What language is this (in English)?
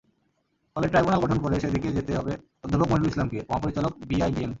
Bangla